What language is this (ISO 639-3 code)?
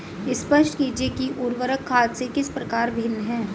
hin